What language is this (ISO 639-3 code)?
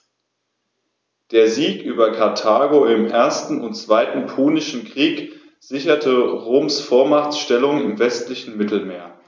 deu